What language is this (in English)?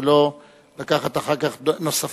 Hebrew